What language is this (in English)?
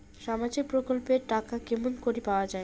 Bangla